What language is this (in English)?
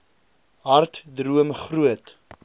Afrikaans